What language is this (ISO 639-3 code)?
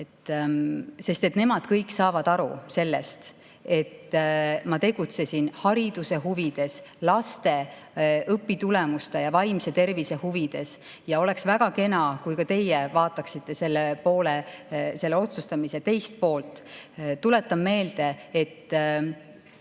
est